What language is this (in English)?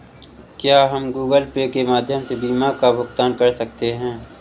Hindi